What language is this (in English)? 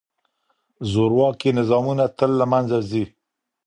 Pashto